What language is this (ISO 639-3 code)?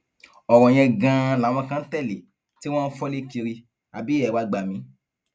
yor